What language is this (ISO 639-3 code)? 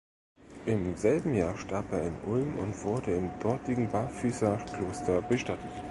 deu